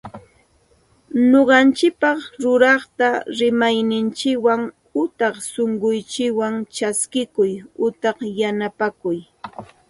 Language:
Santa Ana de Tusi Pasco Quechua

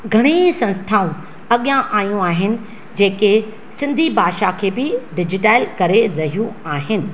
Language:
Sindhi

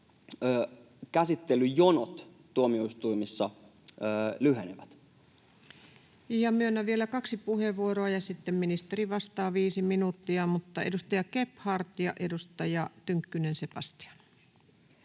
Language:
Finnish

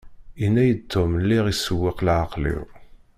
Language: Kabyle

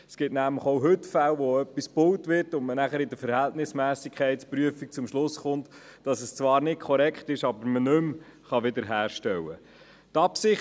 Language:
Swiss German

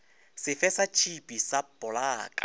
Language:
Northern Sotho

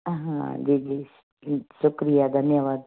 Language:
Sindhi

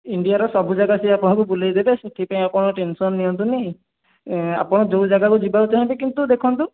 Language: Odia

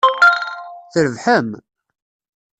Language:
Kabyle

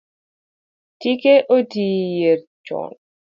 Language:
Luo (Kenya and Tanzania)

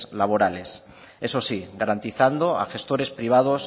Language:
Spanish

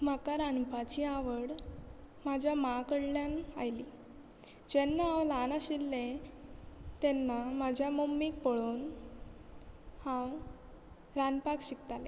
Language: Konkani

